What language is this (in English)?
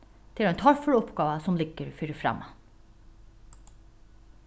Faroese